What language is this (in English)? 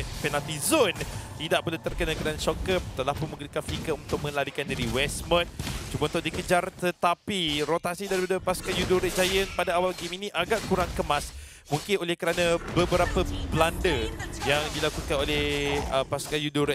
Malay